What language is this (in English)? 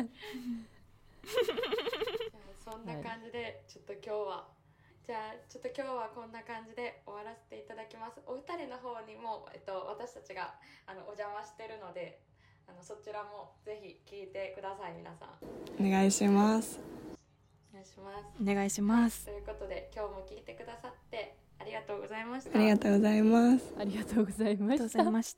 Japanese